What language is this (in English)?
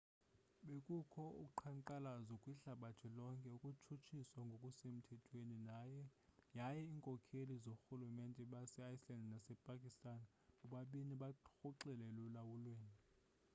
Xhosa